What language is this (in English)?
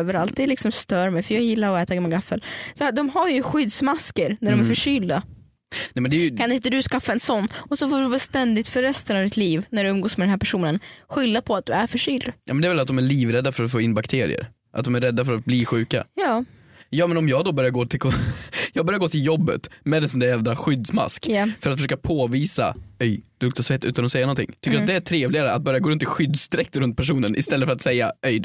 Swedish